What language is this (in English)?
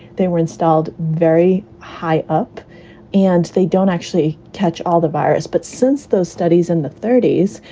English